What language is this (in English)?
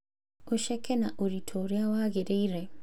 Kikuyu